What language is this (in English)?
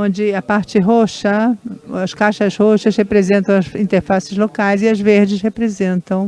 Portuguese